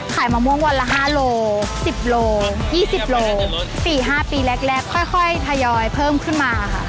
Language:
Thai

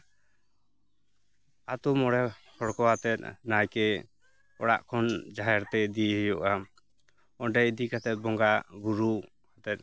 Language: Santali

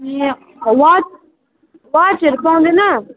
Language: Nepali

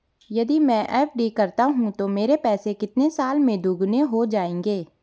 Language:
Hindi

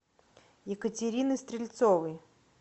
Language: Russian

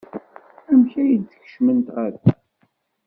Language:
Kabyle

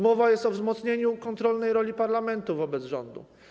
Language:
Polish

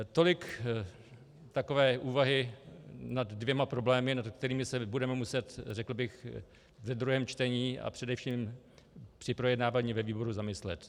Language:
Czech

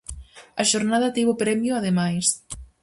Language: Galician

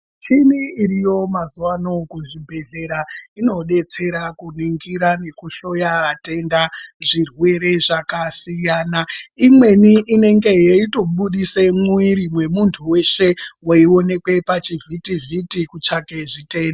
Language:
Ndau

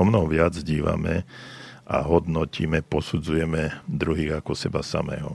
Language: Slovak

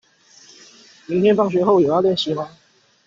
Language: Chinese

